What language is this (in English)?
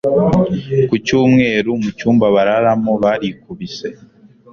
Kinyarwanda